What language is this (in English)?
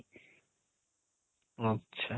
Odia